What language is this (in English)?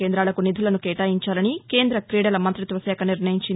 Telugu